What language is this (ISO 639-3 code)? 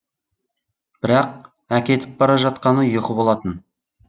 kaz